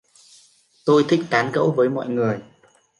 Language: Vietnamese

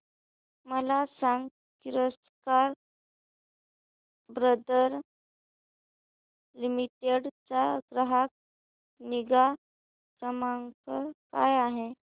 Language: Marathi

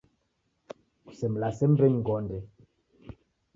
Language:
Taita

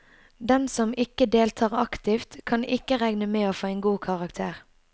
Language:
Norwegian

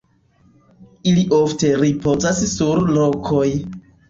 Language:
Esperanto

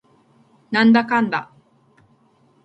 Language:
Japanese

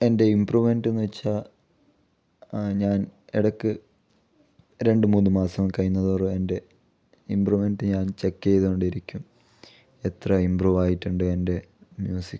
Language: Malayalam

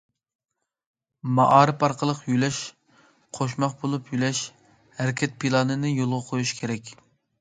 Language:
Uyghur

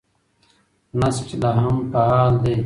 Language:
Pashto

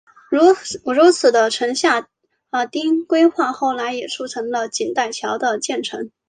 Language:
Chinese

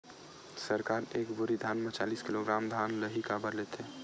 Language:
Chhattisgarhi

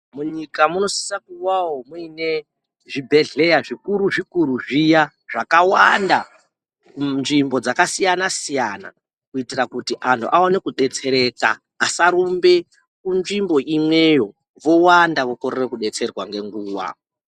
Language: Ndau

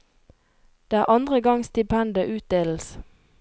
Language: Norwegian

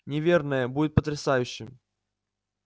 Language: Russian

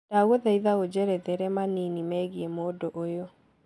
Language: Kikuyu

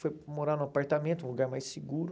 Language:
Portuguese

